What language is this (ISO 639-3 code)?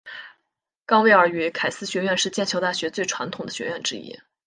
zho